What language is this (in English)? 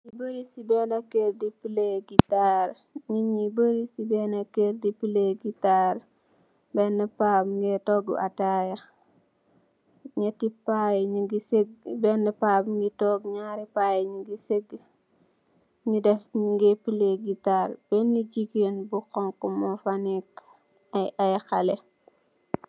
Wolof